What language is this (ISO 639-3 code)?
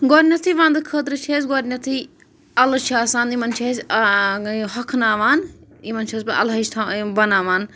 kas